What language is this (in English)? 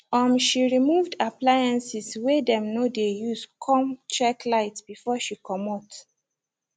Nigerian Pidgin